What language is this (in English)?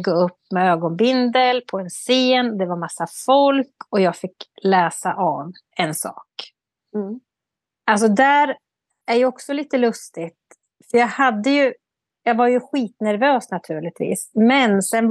Swedish